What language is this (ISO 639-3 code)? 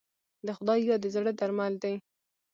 pus